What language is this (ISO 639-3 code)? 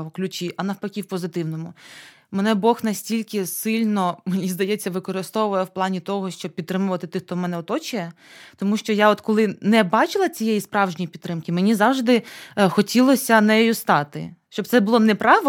ukr